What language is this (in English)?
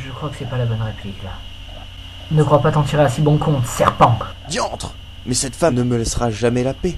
French